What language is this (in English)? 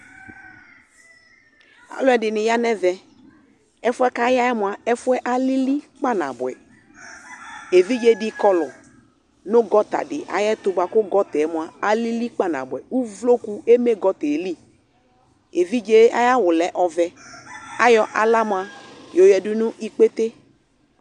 Ikposo